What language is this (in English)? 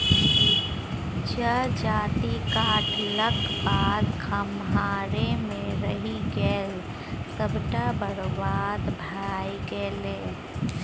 Maithili